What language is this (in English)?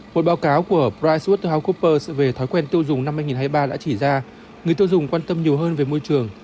Vietnamese